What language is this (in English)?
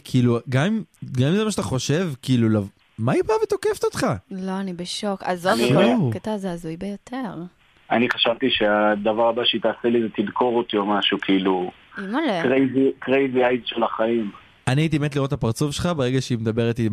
Hebrew